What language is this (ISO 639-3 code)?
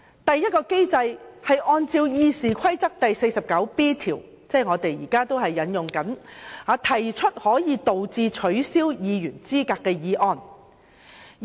yue